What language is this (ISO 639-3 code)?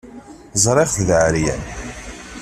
kab